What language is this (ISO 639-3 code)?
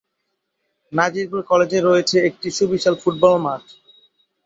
ben